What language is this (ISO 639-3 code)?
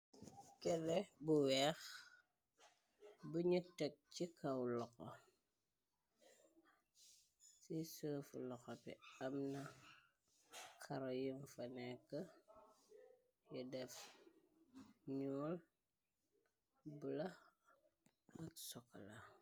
wol